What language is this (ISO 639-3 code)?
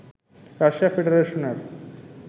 ben